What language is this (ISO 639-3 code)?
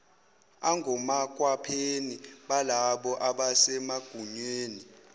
zul